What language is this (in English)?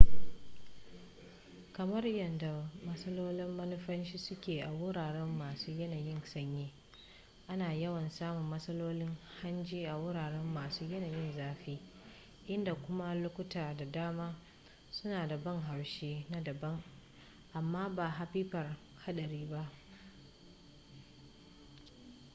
Hausa